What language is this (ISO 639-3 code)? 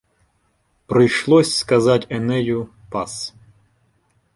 ukr